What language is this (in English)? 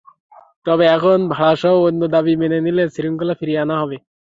Bangla